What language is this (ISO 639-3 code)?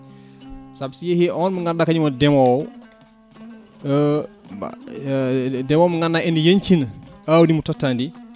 ful